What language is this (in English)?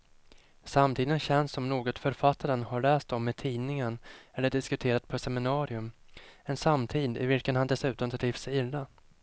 Swedish